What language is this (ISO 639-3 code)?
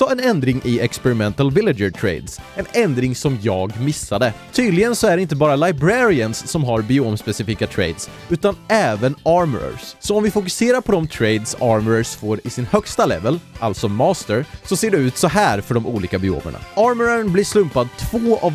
swe